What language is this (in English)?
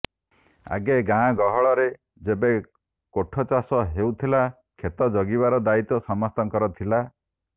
Odia